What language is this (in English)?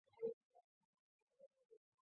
Chinese